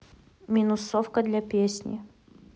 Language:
Russian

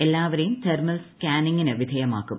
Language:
Malayalam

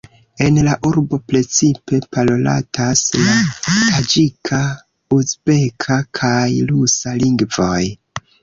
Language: Esperanto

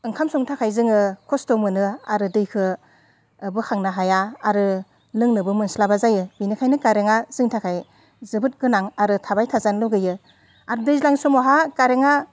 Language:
Bodo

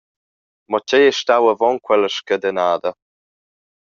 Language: Romansh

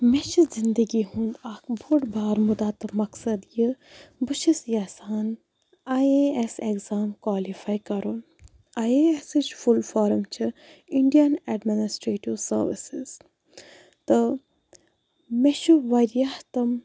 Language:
Kashmiri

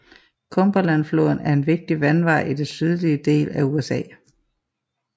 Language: Danish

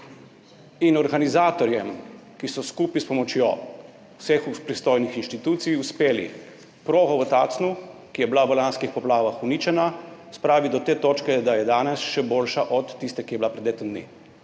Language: Slovenian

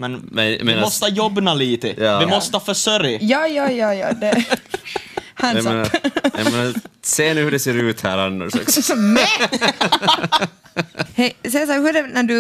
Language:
Swedish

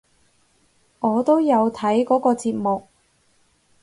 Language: Cantonese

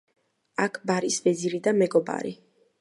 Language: Georgian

